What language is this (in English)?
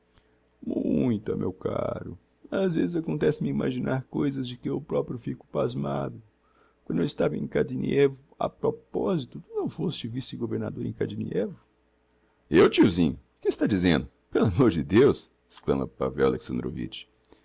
Portuguese